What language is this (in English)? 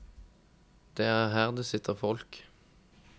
Norwegian